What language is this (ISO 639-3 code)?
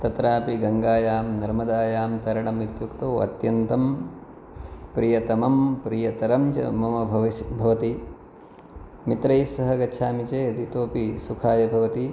san